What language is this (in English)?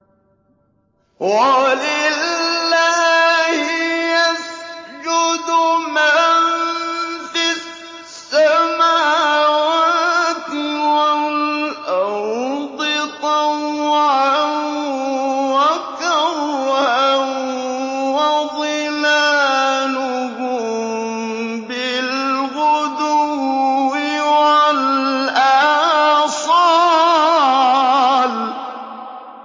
Arabic